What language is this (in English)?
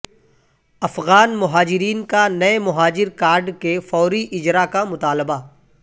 Urdu